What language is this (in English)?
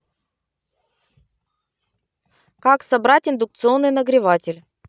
Russian